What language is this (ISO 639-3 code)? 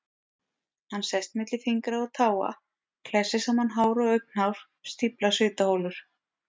isl